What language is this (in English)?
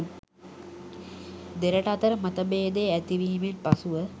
Sinhala